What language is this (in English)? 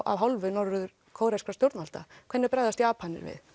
Icelandic